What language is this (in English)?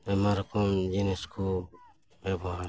Santali